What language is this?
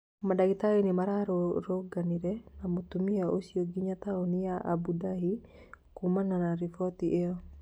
Kikuyu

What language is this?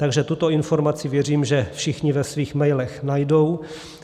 Czech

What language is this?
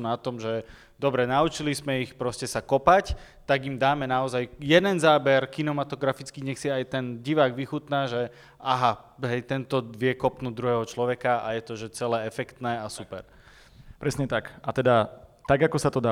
Slovak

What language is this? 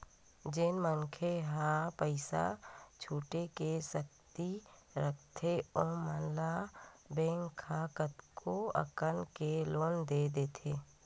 Chhattisgarhi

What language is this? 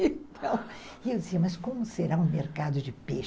Portuguese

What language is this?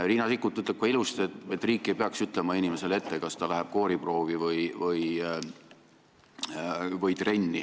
Estonian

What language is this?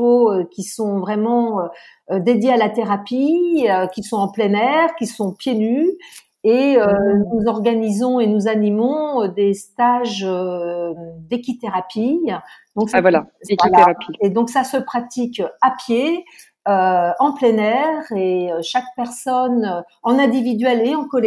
French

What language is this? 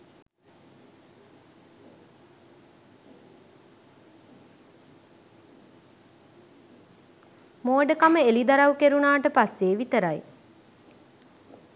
Sinhala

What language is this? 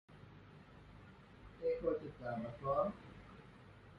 Divehi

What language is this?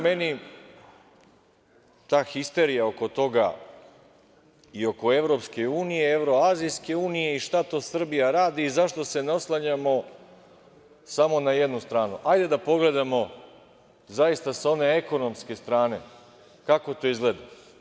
Serbian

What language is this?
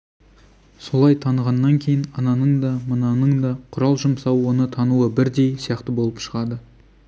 Kazakh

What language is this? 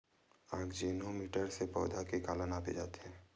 Chhattisgarhi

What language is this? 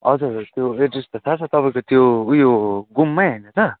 Nepali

